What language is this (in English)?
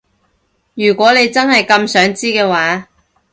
Cantonese